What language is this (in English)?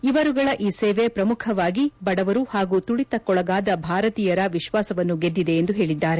Kannada